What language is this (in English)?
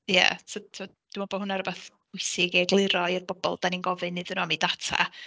Welsh